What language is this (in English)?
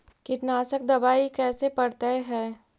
Magahi